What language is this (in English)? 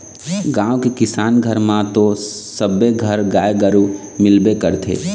Chhattisgarhi